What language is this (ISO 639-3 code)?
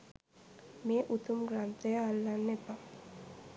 sin